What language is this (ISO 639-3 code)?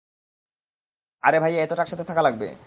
ben